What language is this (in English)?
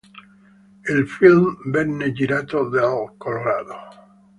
Italian